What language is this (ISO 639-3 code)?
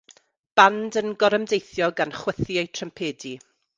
cym